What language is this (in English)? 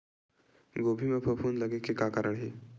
Chhattisgarhi